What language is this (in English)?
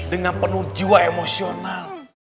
Indonesian